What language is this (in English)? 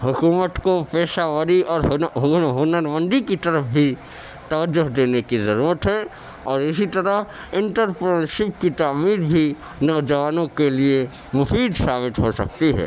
Urdu